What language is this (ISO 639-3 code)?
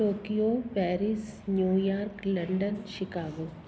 snd